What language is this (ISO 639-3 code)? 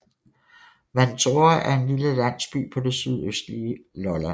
dan